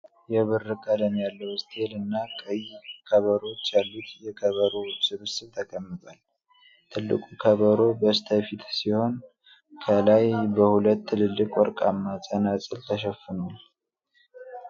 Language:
Amharic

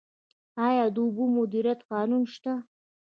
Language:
Pashto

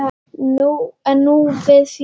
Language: Icelandic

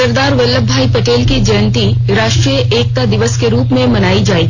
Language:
Hindi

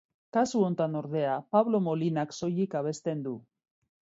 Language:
Basque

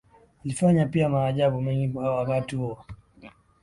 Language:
Swahili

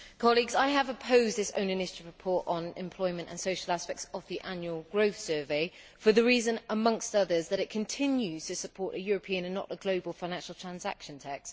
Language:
English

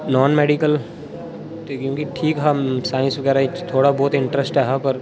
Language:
Dogri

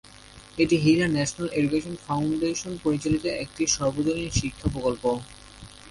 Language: Bangla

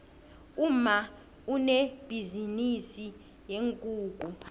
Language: South Ndebele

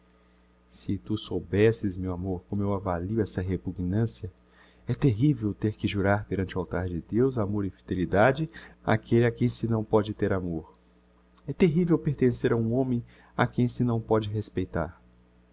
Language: Portuguese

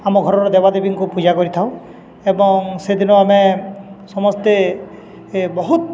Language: Odia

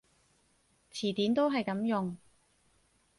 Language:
Cantonese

